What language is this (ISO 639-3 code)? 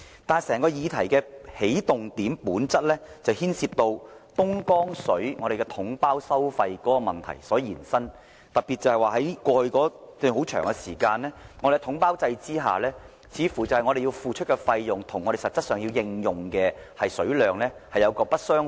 yue